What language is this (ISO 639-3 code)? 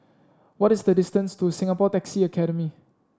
eng